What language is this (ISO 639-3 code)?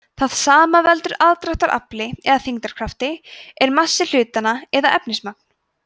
isl